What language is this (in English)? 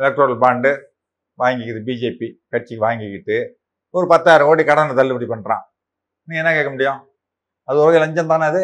Tamil